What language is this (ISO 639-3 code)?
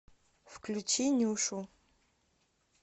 rus